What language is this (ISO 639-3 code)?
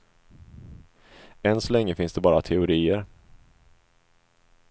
swe